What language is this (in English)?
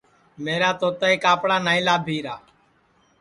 Sansi